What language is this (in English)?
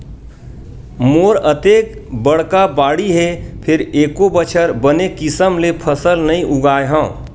Chhattisgarhi